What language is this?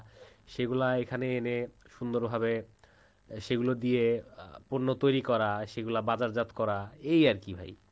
Bangla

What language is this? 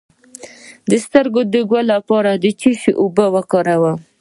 Pashto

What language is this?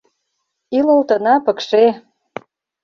Mari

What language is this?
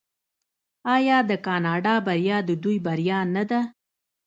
Pashto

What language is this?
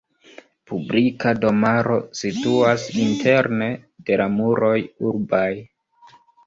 Esperanto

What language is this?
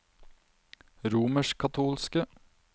Norwegian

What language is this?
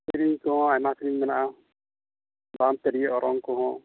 Santali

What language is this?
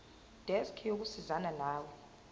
Zulu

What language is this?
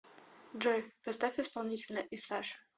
Russian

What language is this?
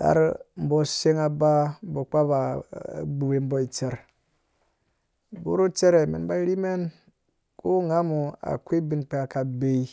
Dũya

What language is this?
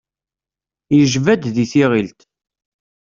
Kabyle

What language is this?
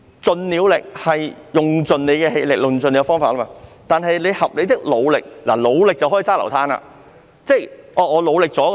Cantonese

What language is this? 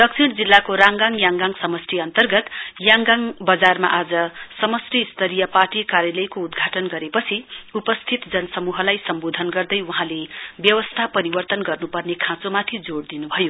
Nepali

